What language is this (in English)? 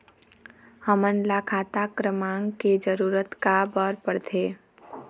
Chhattisgarhi